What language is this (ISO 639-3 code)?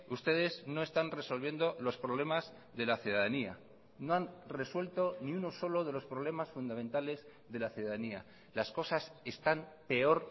spa